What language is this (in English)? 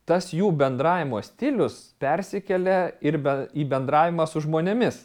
Lithuanian